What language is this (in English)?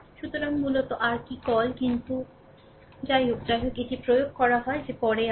Bangla